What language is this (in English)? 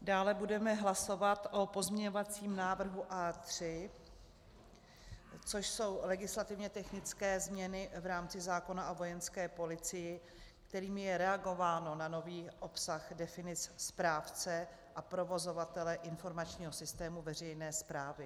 Czech